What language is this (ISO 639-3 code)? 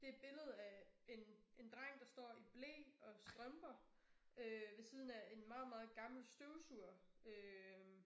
dan